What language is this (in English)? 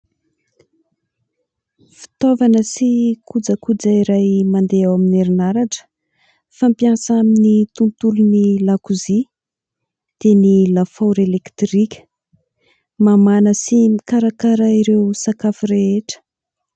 Malagasy